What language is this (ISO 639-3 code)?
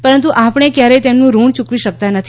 guj